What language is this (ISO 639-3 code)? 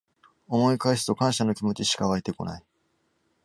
jpn